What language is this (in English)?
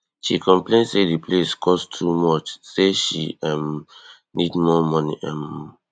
Nigerian Pidgin